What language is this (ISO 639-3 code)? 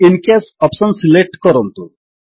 ori